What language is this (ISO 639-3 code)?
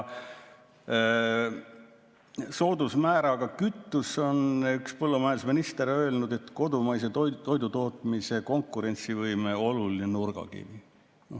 est